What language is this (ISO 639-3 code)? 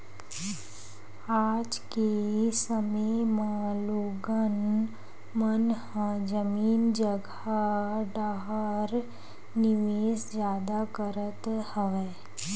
hne